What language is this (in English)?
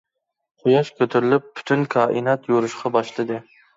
Uyghur